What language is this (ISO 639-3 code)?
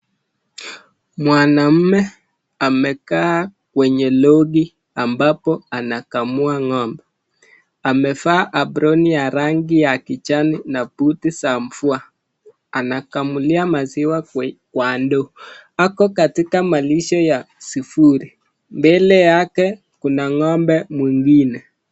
swa